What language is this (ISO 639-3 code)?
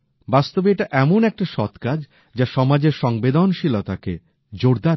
ben